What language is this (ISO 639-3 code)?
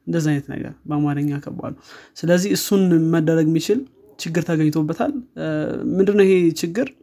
amh